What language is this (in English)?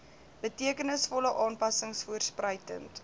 Afrikaans